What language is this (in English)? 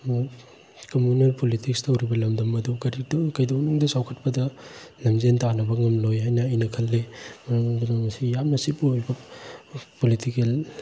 Manipuri